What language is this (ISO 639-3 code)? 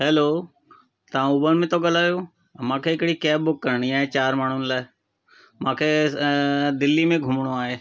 snd